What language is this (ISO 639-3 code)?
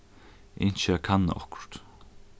fao